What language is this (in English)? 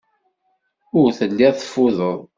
Kabyle